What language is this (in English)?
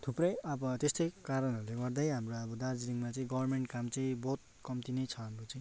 Nepali